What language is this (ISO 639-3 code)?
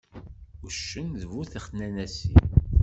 kab